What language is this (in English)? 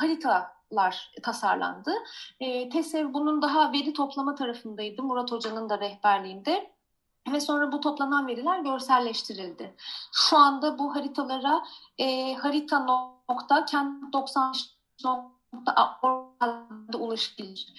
Turkish